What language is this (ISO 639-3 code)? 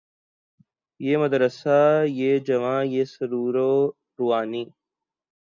urd